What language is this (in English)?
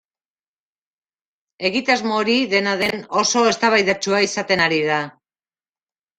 Basque